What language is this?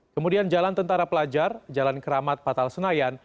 Indonesian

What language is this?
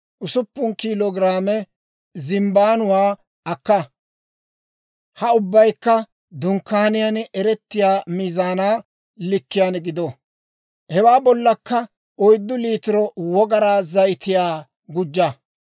Dawro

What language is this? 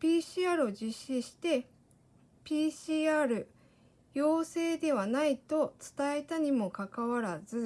Japanese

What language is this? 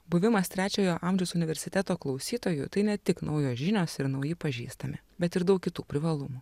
Lithuanian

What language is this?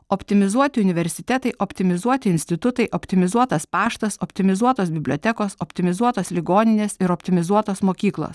Lithuanian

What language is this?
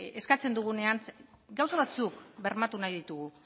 Basque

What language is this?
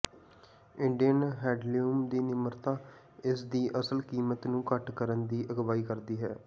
Punjabi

